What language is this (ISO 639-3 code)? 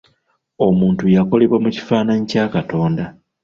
lug